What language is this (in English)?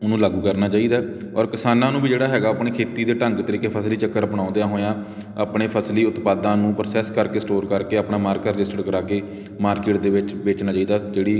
Punjabi